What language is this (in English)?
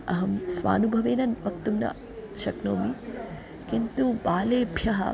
Sanskrit